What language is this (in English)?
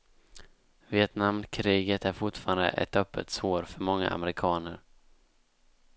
Swedish